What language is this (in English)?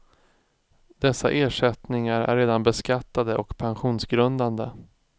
Swedish